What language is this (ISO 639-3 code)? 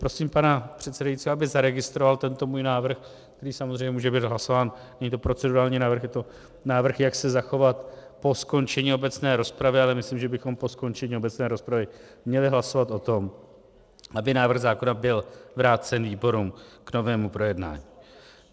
ces